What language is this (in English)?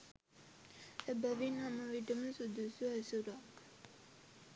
Sinhala